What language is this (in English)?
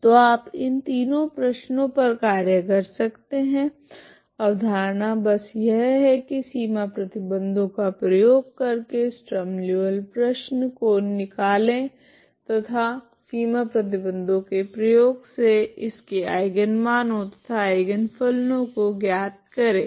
Hindi